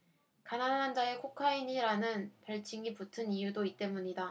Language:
Korean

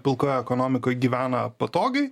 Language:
Lithuanian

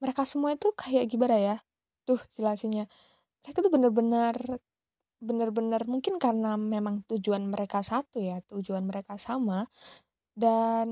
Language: Indonesian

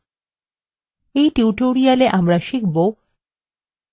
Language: Bangla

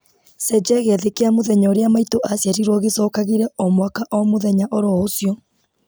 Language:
Kikuyu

